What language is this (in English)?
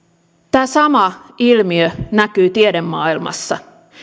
Finnish